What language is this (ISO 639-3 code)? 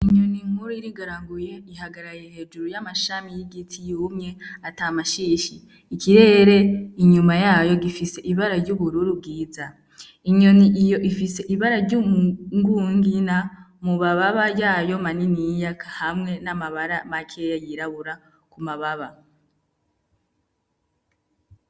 run